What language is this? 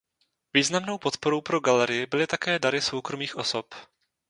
Czech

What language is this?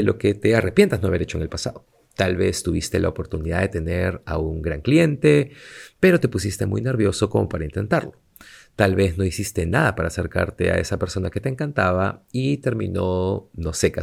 Spanish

